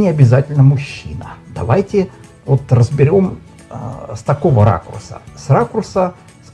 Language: Russian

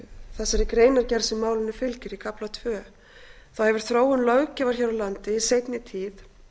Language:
Icelandic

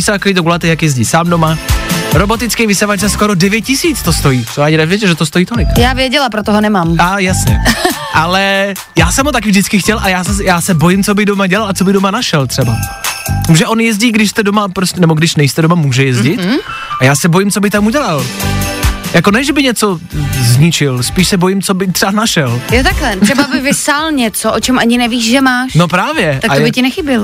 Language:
Czech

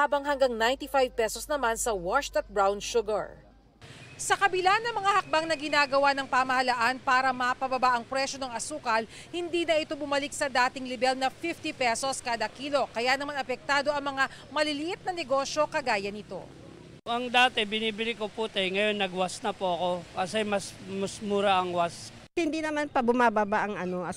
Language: Filipino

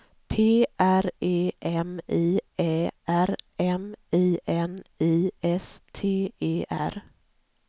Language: Swedish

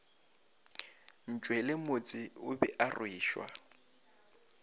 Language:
Northern Sotho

